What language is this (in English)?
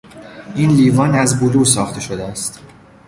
Persian